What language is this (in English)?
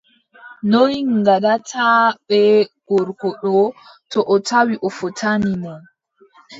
Adamawa Fulfulde